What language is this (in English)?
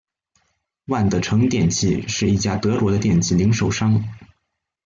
Chinese